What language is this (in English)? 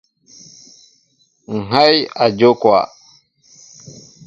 Mbo (Cameroon)